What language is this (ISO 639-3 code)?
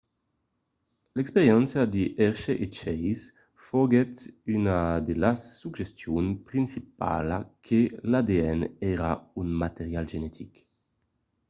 oci